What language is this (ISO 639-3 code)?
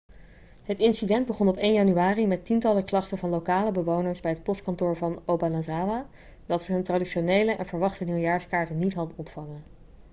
nld